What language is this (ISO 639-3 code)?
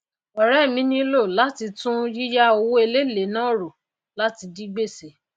yor